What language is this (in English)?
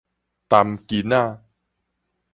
Min Nan Chinese